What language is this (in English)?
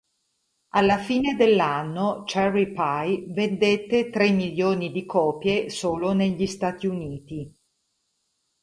Italian